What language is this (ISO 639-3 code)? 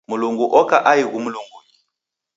dav